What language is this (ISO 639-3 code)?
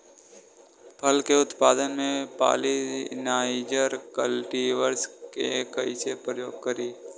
bho